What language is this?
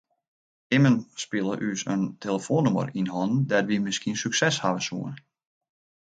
Western Frisian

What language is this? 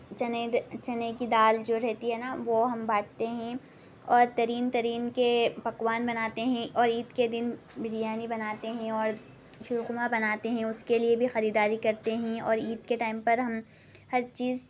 Urdu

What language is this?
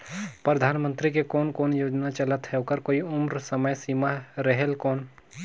Chhattisgarhi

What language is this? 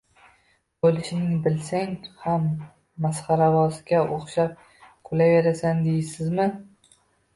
Uzbek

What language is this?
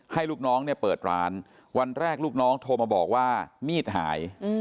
Thai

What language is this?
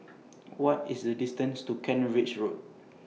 English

